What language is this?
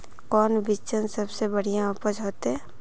Magahi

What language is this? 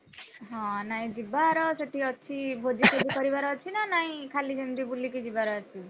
Odia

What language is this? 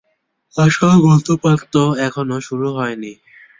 Bangla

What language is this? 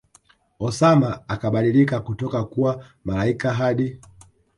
Swahili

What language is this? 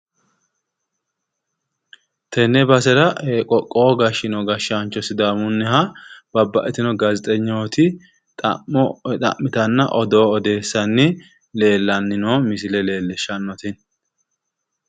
Sidamo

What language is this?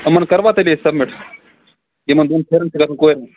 Kashmiri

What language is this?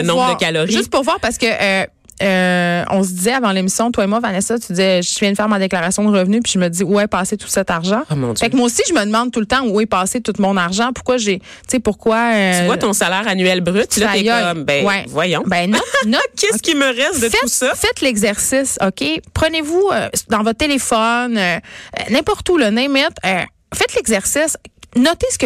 French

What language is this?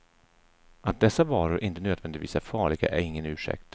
Swedish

